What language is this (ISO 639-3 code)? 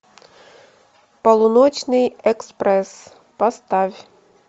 rus